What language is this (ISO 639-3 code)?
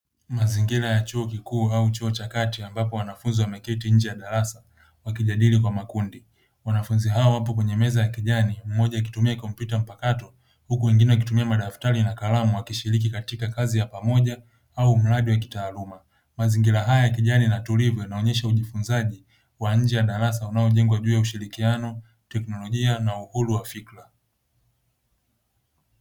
swa